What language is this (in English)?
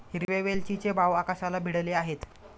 Marathi